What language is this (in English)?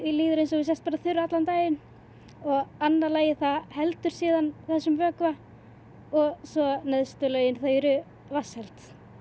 Icelandic